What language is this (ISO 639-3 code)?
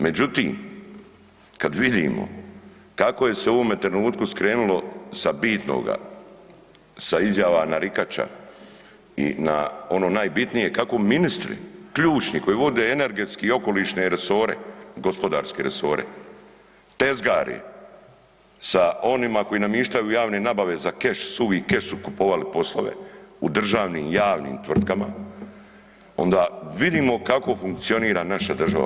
hrv